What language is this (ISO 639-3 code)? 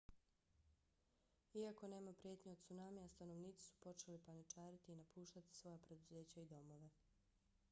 bos